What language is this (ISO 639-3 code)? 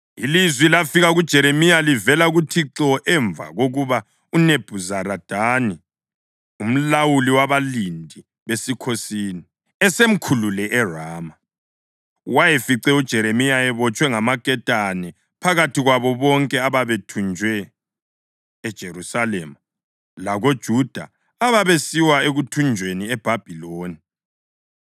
nde